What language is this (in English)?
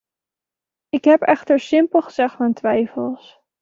Dutch